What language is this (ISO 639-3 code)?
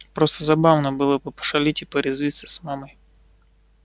rus